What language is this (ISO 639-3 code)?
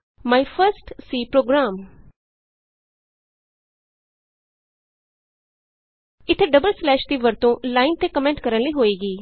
pan